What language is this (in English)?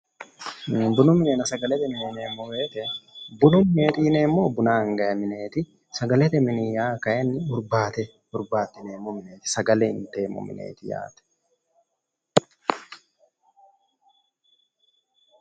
Sidamo